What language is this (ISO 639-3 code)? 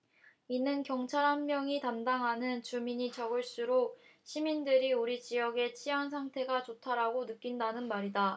kor